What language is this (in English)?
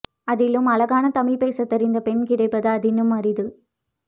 Tamil